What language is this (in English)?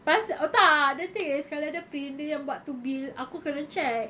English